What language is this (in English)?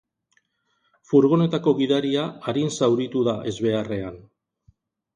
Basque